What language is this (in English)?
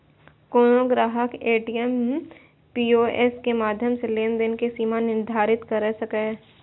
Maithili